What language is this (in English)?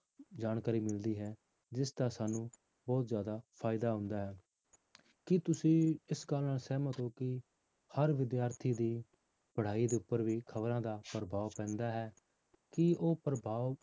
Punjabi